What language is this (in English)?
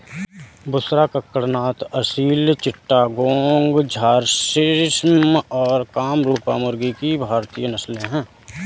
Hindi